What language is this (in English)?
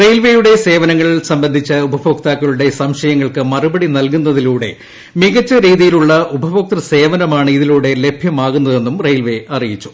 Malayalam